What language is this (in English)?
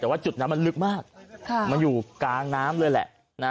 Thai